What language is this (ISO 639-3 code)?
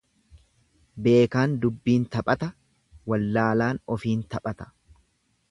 orm